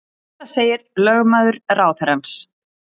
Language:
Icelandic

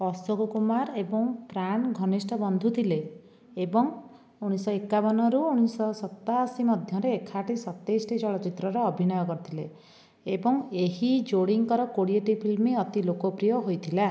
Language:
Odia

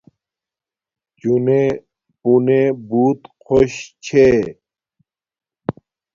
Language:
Domaaki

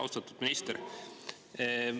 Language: Estonian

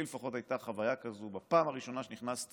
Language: Hebrew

